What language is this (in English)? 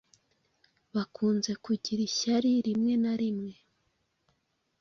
Kinyarwanda